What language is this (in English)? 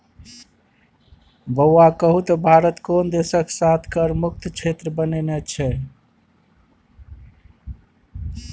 Maithili